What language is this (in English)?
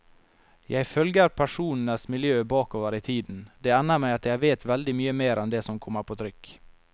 Norwegian